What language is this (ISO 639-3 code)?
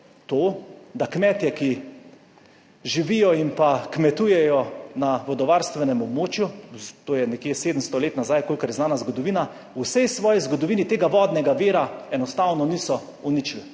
slv